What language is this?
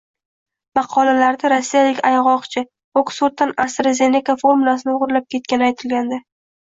Uzbek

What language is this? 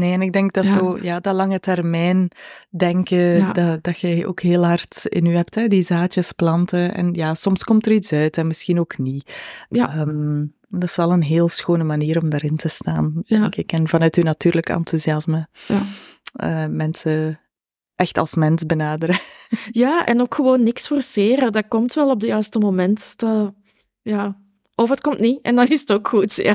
Dutch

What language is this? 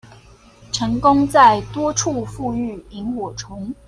Chinese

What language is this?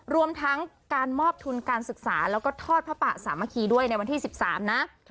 Thai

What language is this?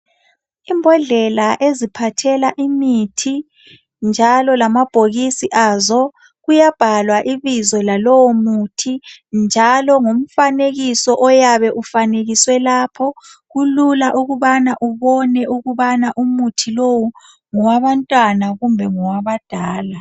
North Ndebele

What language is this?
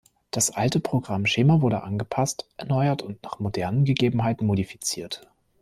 German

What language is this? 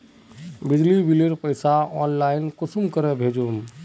Magahi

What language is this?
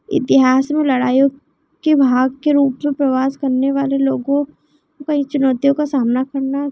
Hindi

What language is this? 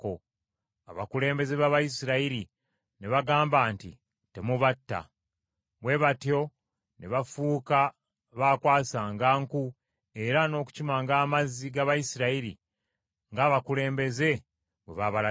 Ganda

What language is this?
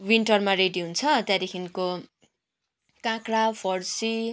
Nepali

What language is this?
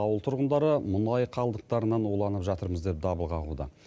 Kazakh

